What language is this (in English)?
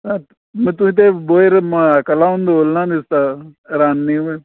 Konkani